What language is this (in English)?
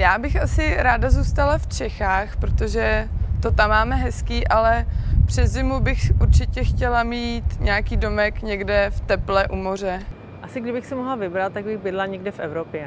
Czech